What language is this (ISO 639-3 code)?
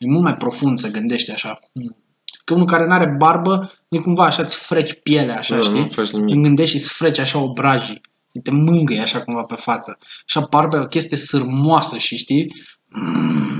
ron